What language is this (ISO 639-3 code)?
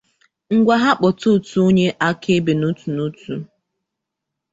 ibo